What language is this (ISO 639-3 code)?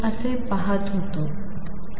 mar